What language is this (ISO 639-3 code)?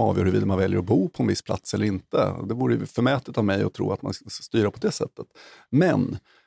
swe